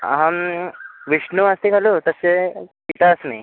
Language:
Sanskrit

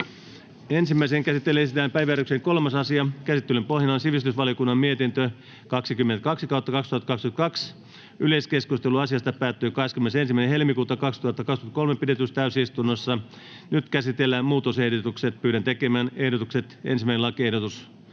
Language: Finnish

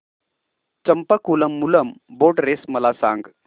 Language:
Marathi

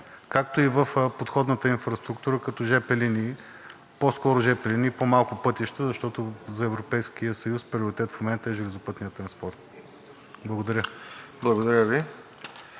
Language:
Bulgarian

